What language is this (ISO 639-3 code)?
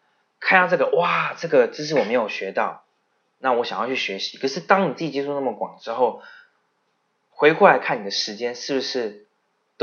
zho